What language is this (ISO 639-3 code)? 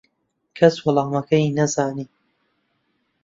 ckb